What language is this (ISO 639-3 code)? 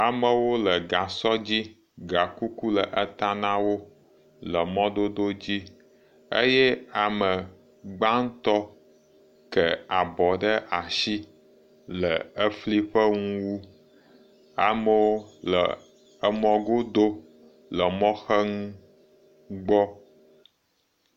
ewe